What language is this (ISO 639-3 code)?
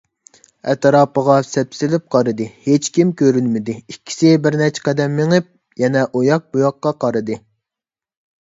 uig